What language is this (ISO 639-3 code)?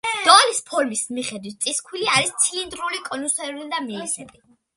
kat